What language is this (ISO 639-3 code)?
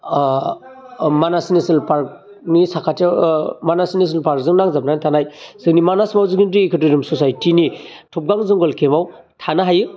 brx